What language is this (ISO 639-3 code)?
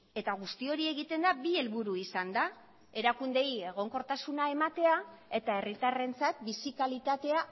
eus